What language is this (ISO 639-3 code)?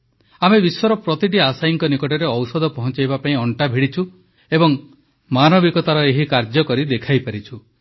ori